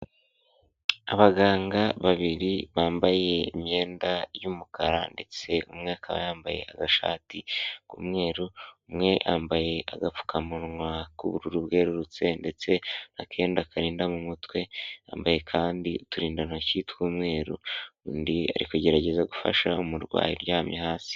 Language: Kinyarwanda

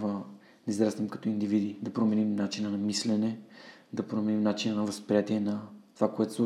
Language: Bulgarian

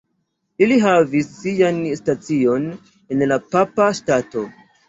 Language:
Esperanto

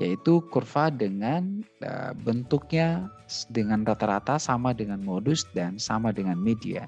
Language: Indonesian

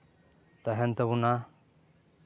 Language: Santali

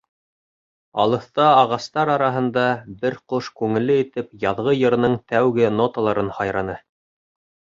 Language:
Bashkir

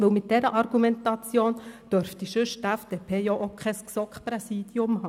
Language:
Swiss German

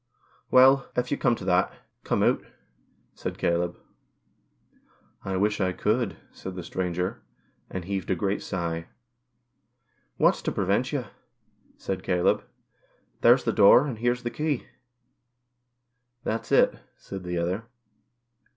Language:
English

